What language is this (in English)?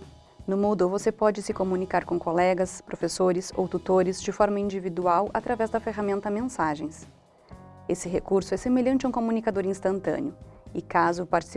Portuguese